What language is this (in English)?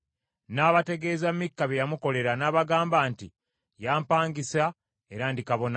Ganda